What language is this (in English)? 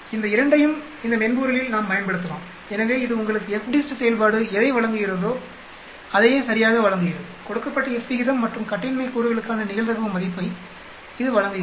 Tamil